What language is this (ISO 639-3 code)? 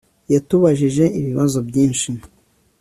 kin